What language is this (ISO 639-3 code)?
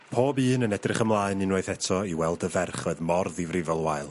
cym